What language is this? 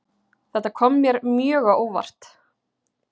Icelandic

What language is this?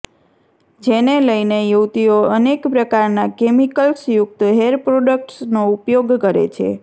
Gujarati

